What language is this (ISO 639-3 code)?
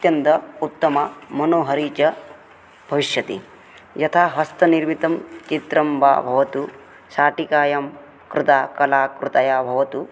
san